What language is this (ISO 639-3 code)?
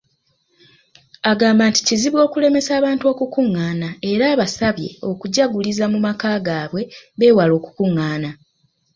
lug